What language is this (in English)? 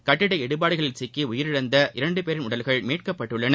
Tamil